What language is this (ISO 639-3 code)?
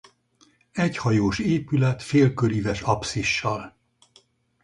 hun